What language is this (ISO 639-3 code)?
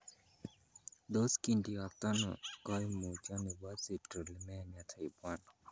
kln